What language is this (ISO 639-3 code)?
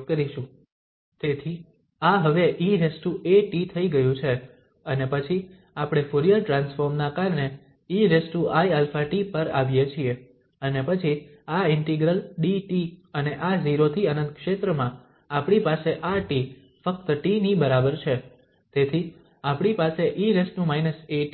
guj